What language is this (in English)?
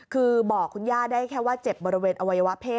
Thai